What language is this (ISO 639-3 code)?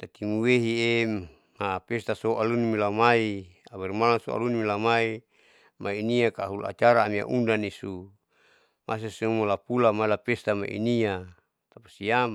sau